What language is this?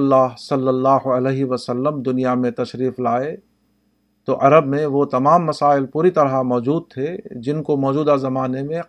Urdu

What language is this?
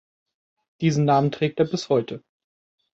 German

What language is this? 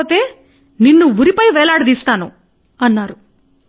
Telugu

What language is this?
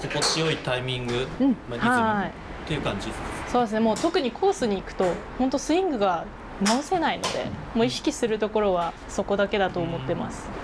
Japanese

